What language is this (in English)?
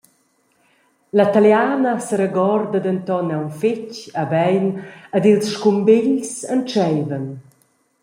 Romansh